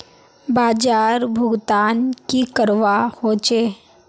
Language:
Magahi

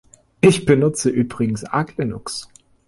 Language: German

